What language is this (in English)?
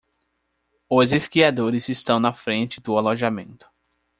Portuguese